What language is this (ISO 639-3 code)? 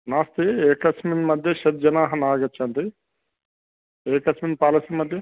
san